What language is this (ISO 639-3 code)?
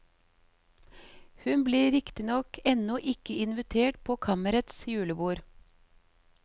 nor